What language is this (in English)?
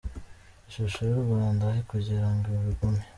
Kinyarwanda